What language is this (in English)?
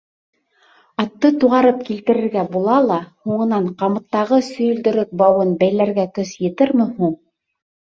Bashkir